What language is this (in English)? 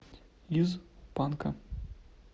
Russian